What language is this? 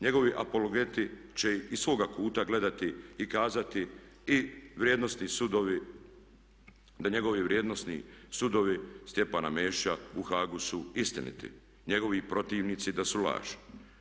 Croatian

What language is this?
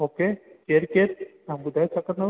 Sindhi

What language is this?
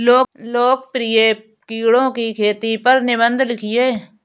Hindi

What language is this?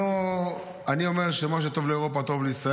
Hebrew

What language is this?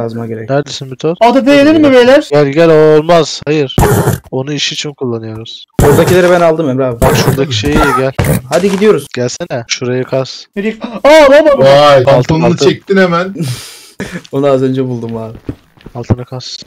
Turkish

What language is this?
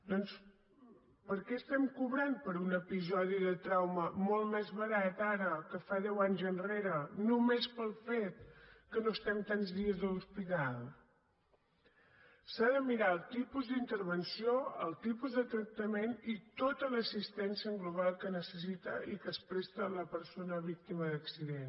Catalan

